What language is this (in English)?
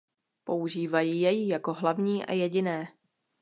Czech